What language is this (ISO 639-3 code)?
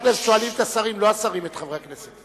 heb